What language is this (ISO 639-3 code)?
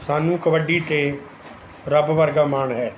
pan